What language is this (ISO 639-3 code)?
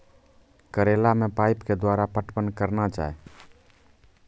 mai